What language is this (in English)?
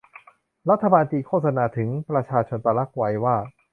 Thai